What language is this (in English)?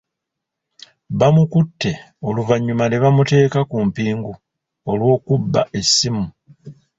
Ganda